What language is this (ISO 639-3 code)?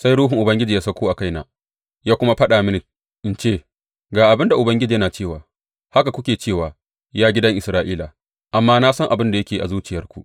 hau